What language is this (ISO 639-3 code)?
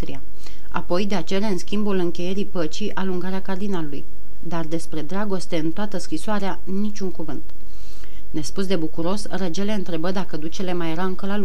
ron